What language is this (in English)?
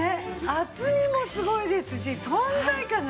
Japanese